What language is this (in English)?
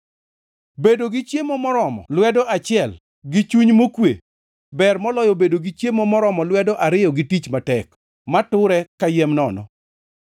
Luo (Kenya and Tanzania)